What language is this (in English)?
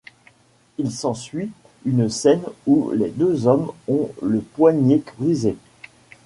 French